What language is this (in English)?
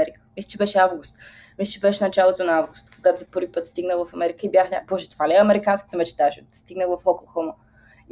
Bulgarian